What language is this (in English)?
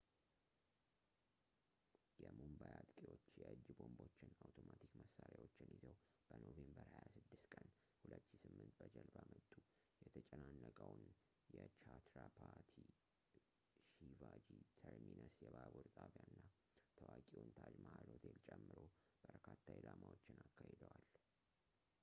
Amharic